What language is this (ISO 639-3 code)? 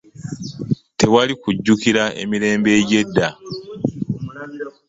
lug